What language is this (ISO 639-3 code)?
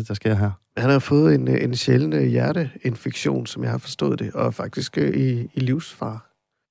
dan